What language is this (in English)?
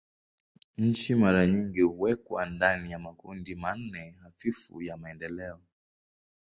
Swahili